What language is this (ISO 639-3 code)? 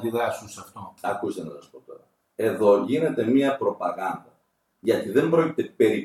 ell